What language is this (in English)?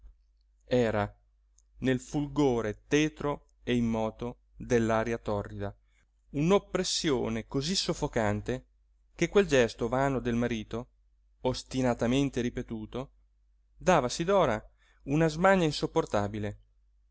Italian